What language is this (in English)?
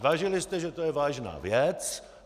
Czech